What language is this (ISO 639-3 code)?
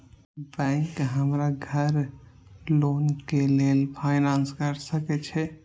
mai